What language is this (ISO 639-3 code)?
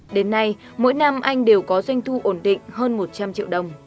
vie